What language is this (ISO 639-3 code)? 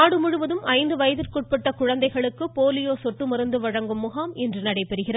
tam